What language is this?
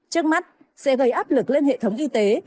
Vietnamese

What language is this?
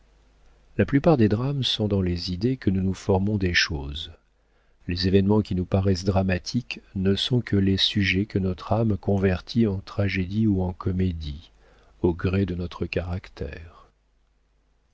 French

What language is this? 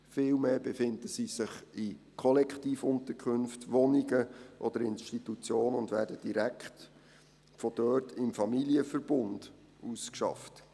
Swiss German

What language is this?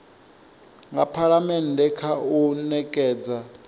Venda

